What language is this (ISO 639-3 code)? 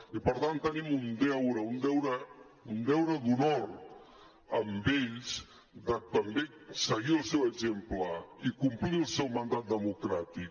cat